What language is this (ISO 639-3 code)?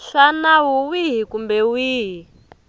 tso